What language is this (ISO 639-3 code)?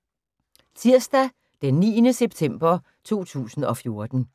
dan